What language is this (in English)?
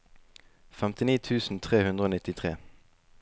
Norwegian